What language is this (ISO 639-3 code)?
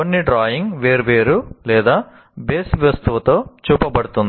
tel